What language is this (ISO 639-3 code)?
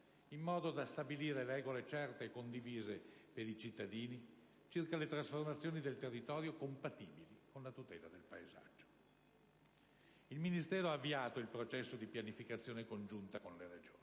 ita